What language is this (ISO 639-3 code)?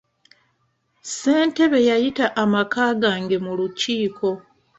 lug